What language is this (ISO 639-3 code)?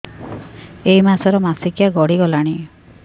ori